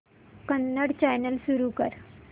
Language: Marathi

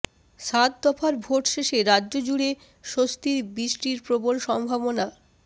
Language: Bangla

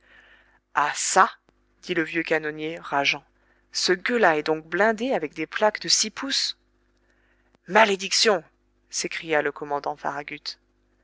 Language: French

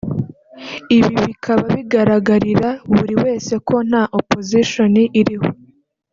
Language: Kinyarwanda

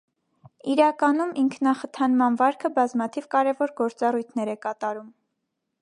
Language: Armenian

